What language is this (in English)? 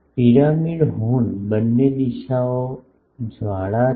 Gujarati